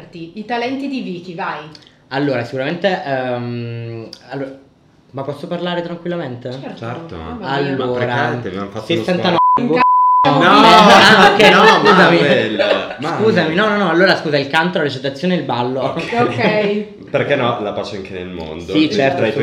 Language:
Italian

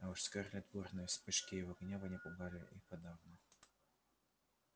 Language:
Russian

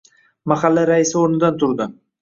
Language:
Uzbek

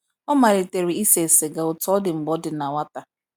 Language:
Igbo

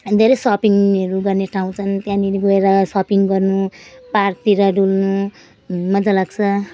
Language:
Nepali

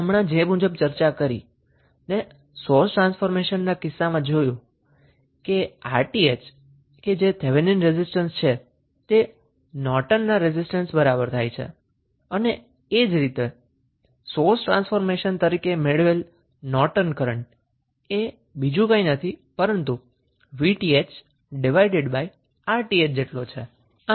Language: Gujarati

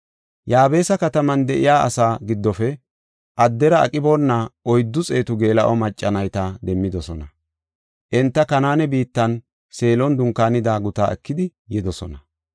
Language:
Gofa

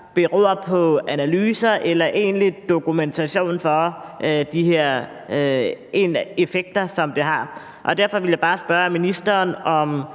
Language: Danish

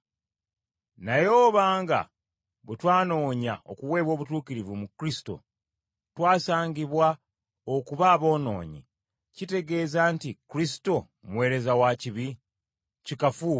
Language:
Ganda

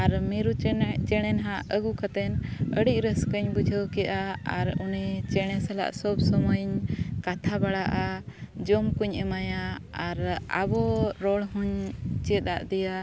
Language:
Santali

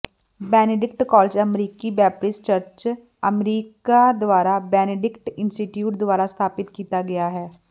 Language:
Punjabi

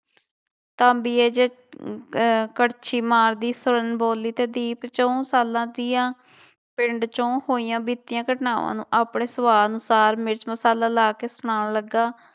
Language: Punjabi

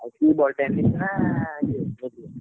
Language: Odia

